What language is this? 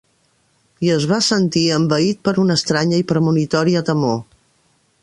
Catalan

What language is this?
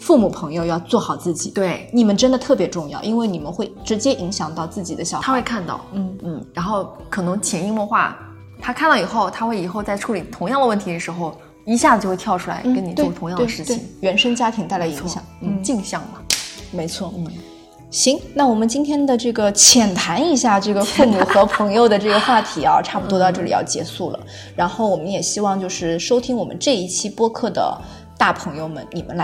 Chinese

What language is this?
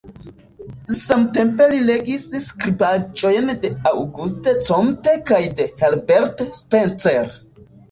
Esperanto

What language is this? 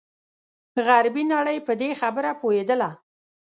Pashto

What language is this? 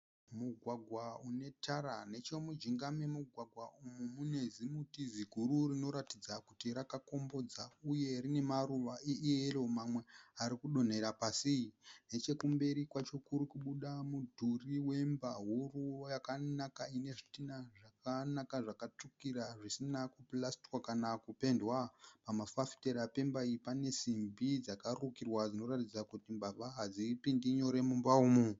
Shona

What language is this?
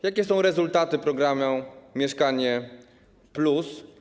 Polish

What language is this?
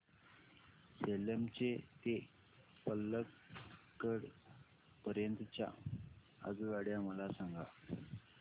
Marathi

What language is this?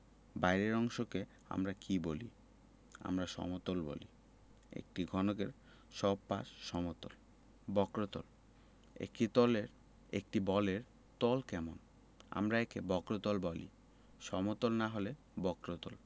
Bangla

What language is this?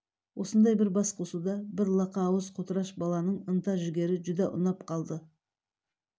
Kazakh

